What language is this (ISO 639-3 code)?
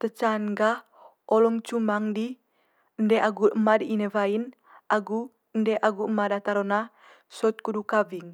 mqy